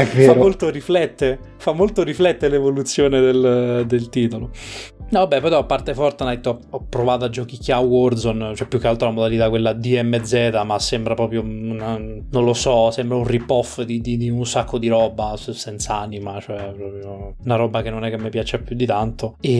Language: Italian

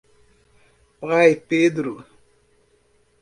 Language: Portuguese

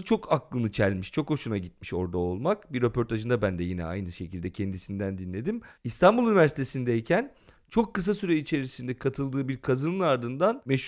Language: Turkish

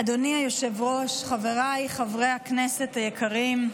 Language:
Hebrew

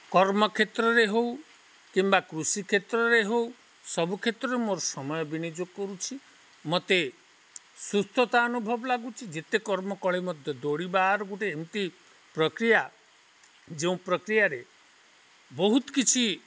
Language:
Odia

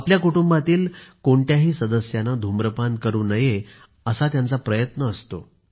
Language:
Marathi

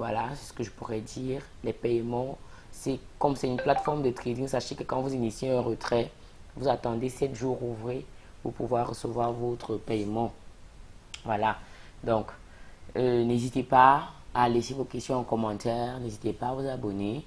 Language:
French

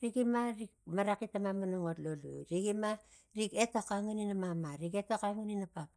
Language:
Tigak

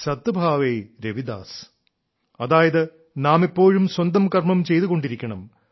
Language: Malayalam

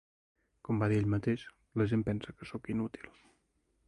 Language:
Catalan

